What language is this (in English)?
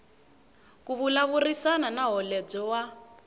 Tsonga